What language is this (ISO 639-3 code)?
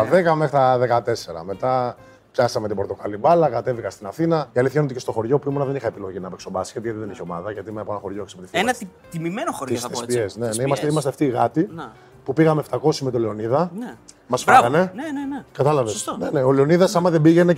ell